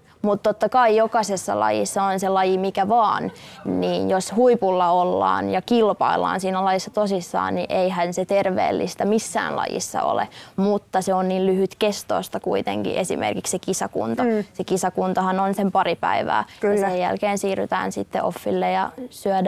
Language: Finnish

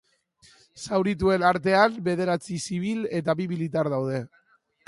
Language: Basque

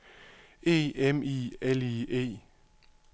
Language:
Danish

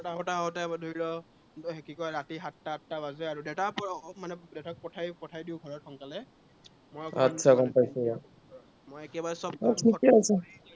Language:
Assamese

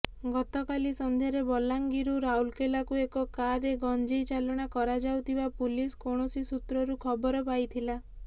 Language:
Odia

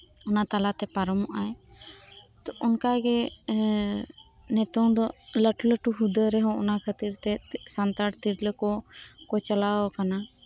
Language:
Santali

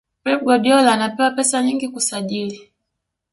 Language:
Swahili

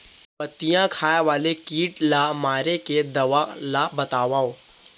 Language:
Chhattisgarhi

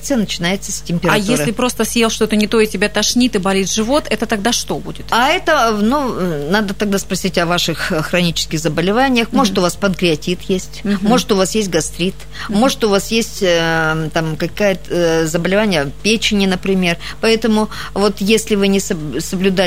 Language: Russian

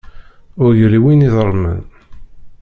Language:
Kabyle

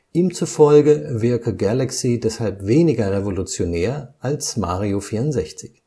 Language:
German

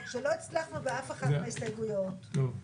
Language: Hebrew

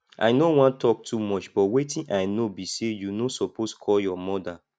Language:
Nigerian Pidgin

